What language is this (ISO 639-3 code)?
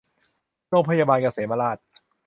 tha